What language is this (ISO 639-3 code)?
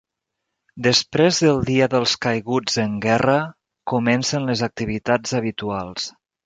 cat